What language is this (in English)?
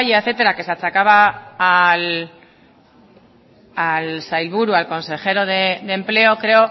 Spanish